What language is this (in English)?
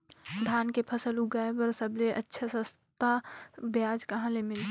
Chhattisgarhi